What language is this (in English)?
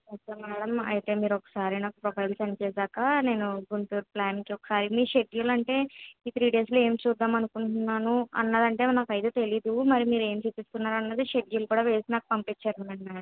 Telugu